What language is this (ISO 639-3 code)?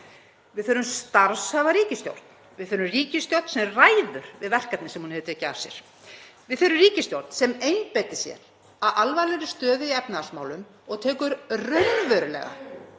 isl